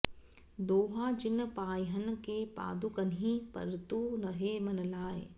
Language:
Sanskrit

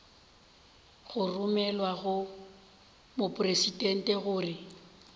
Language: Northern Sotho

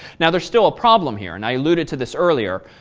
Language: English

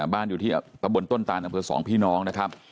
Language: Thai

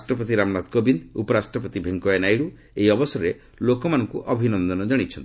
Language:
Odia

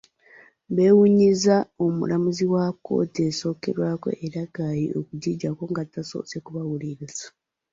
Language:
Ganda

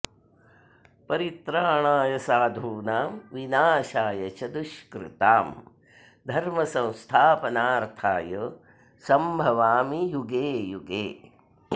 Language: Sanskrit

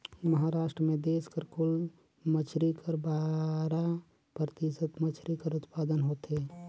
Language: Chhattisgarhi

